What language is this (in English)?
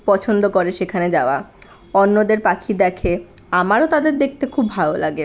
Bangla